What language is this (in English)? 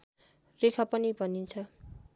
Nepali